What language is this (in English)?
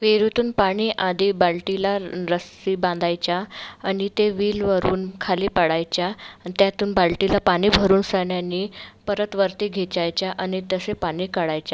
Marathi